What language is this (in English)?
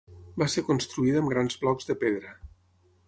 Catalan